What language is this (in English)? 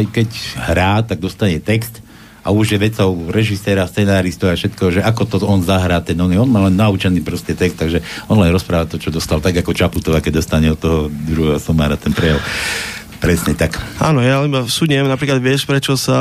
Slovak